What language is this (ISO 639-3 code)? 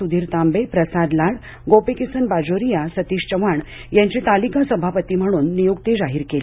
mar